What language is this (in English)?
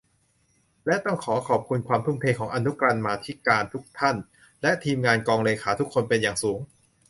Thai